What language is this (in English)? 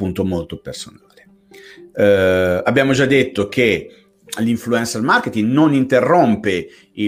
Italian